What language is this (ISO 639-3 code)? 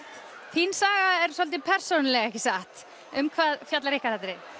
isl